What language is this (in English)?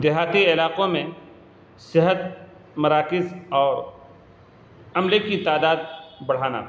Urdu